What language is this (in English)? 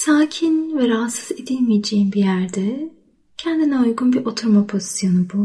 Turkish